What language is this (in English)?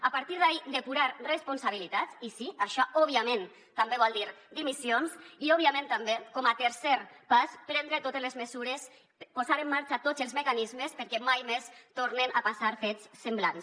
Catalan